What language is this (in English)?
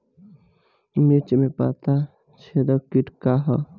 Bhojpuri